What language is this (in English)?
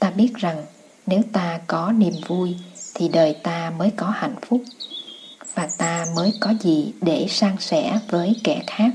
Vietnamese